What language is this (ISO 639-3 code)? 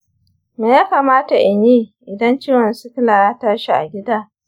hau